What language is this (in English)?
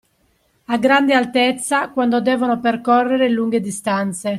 Italian